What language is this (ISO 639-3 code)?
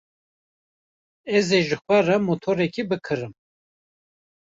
kur